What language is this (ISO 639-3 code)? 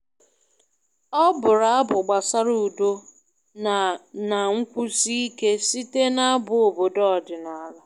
ibo